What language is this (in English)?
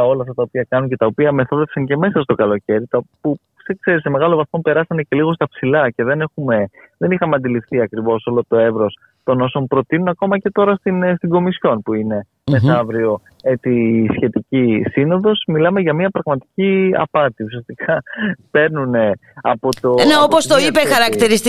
Greek